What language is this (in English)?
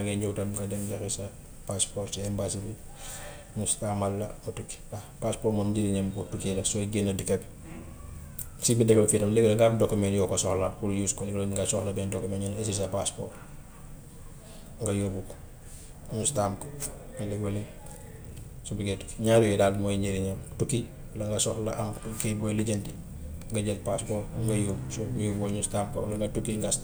Gambian Wolof